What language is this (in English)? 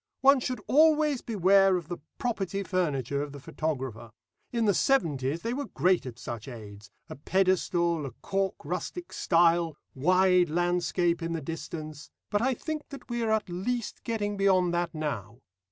English